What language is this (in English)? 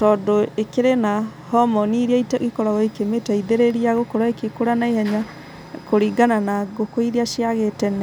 Kikuyu